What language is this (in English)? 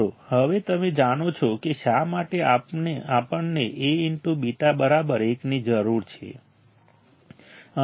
Gujarati